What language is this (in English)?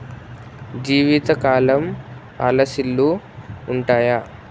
Telugu